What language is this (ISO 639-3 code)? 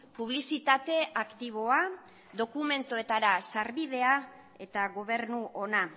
eus